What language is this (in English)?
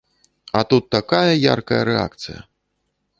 Belarusian